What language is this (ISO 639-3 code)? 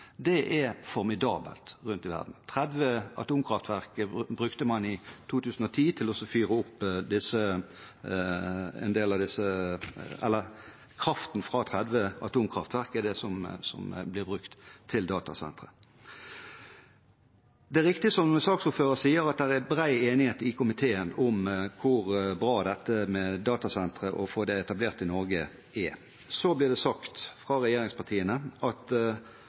nob